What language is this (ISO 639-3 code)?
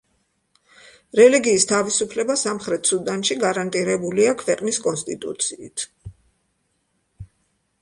kat